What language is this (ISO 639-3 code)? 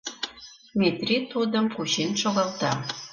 chm